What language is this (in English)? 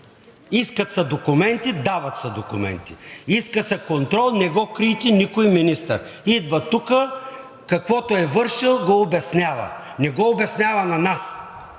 Bulgarian